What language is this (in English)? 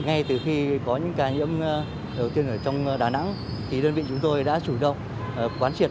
Vietnamese